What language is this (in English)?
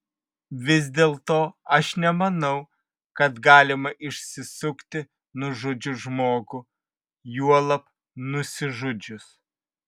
Lithuanian